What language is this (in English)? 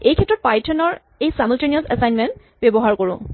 Assamese